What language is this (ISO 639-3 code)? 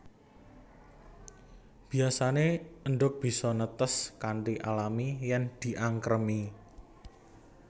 jav